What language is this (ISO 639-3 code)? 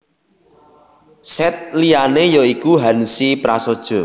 jav